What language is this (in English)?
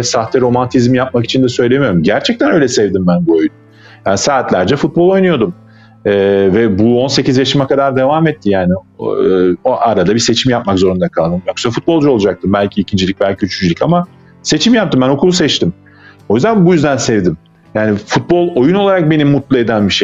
Turkish